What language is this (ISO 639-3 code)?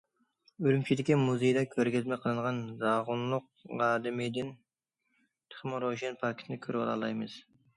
uig